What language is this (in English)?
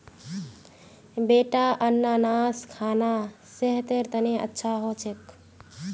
Magahi